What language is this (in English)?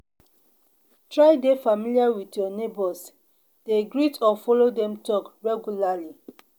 Nigerian Pidgin